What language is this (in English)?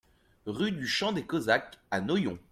French